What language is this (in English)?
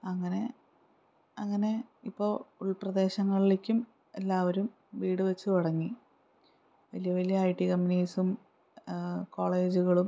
Malayalam